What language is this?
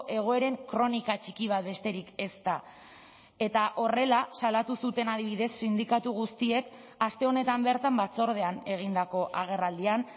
Basque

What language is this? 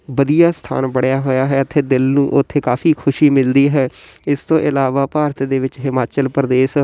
Punjabi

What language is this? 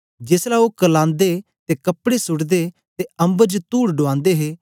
Dogri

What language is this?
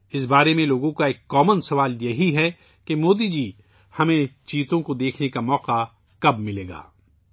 Urdu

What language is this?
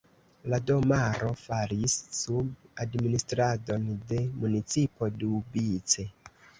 Esperanto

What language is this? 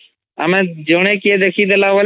Odia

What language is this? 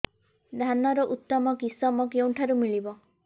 Odia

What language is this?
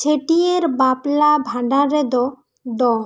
Santali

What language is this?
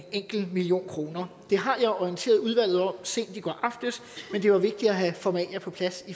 Danish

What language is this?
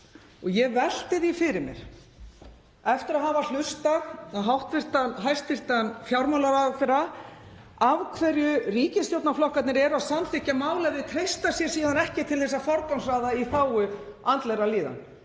Icelandic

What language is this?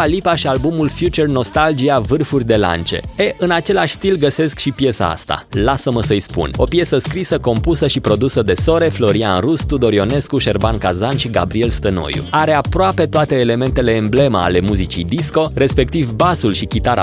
Romanian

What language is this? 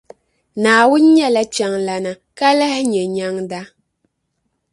Dagbani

